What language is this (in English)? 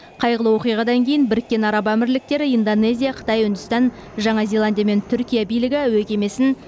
Kazakh